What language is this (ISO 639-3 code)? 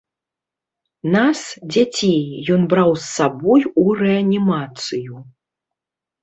bel